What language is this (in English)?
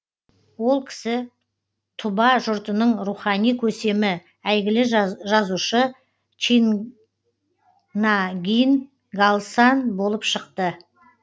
Kazakh